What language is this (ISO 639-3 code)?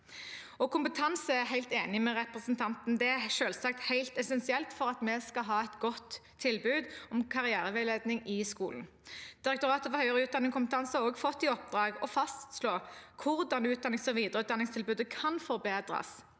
nor